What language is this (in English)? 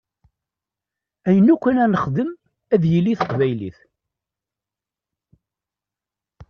Kabyle